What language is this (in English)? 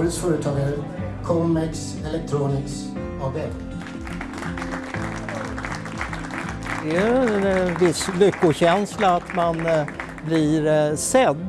Swedish